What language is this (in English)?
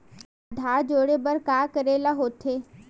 Chhattisgarhi